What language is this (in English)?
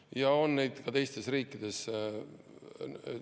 Estonian